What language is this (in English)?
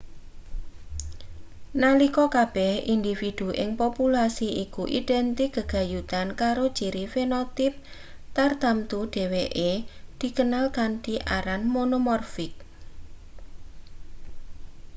Javanese